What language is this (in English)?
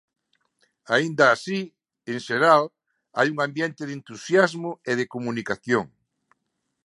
Galician